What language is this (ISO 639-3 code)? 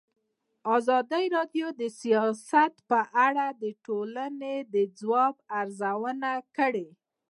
pus